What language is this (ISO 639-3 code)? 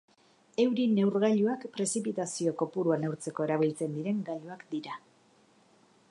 eus